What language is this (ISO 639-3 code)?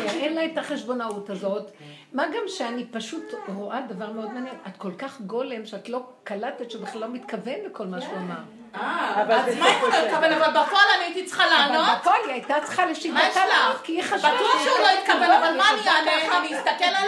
heb